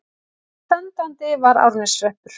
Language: Icelandic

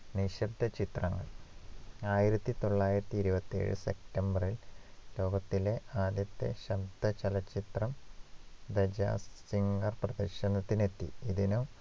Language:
Malayalam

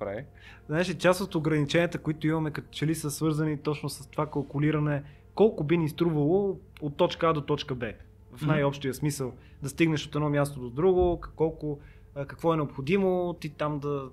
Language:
Bulgarian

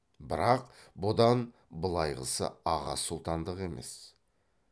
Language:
Kazakh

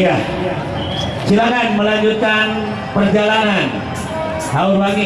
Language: Indonesian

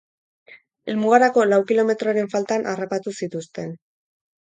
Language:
Basque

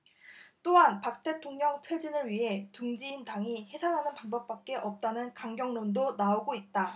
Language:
Korean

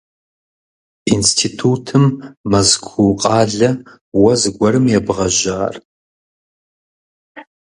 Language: Kabardian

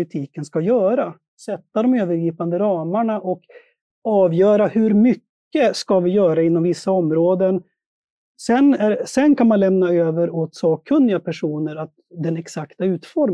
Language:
Swedish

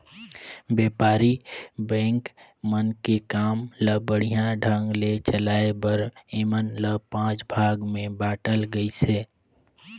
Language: Chhattisgarhi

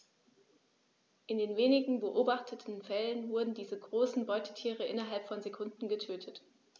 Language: German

